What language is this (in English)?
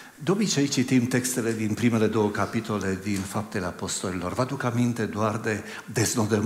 Romanian